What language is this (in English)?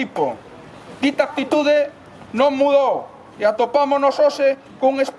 Spanish